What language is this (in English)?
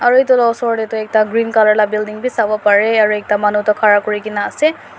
Naga Pidgin